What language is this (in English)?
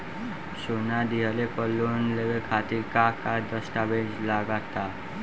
Bhojpuri